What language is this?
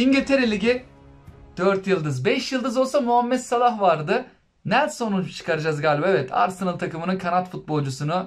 Turkish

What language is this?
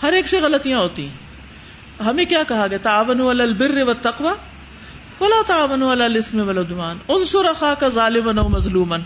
Urdu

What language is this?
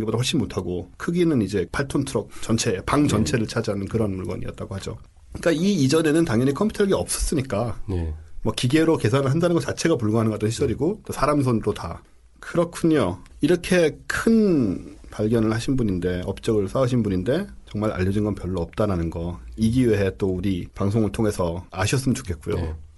Korean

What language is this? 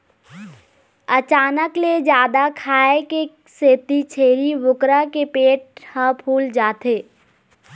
Chhattisgarhi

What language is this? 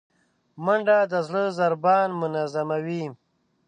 Pashto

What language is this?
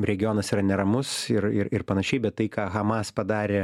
Lithuanian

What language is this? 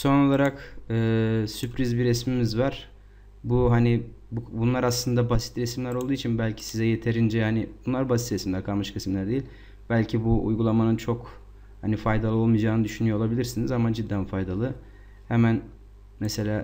Turkish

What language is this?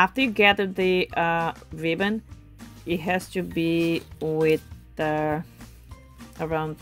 Portuguese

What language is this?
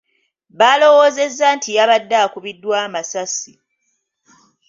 Ganda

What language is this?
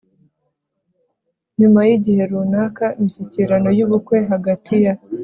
Kinyarwanda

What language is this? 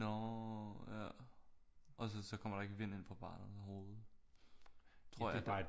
Danish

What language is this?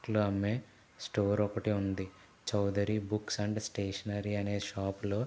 Telugu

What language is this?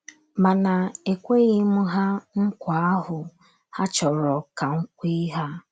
Igbo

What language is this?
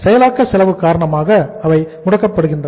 Tamil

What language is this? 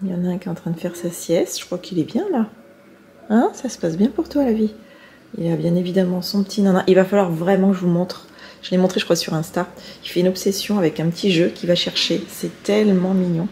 French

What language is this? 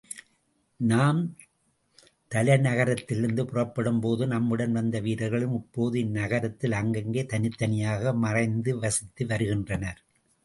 Tamil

